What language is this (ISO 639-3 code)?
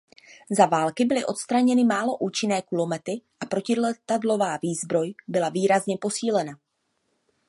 ces